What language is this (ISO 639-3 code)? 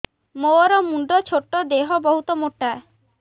ori